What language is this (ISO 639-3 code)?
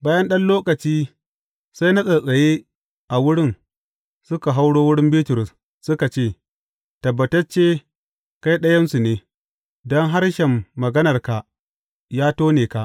hau